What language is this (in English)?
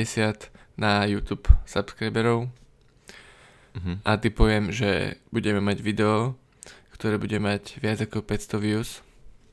Slovak